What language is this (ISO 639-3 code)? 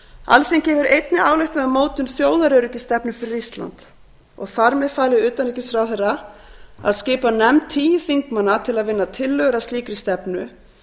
isl